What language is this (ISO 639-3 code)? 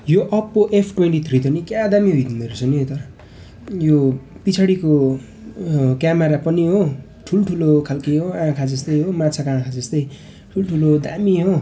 nep